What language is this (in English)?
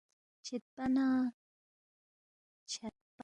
Balti